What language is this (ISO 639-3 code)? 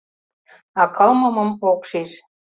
chm